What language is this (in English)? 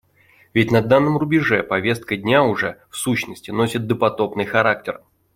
Russian